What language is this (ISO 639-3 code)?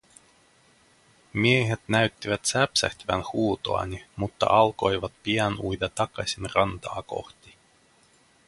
fin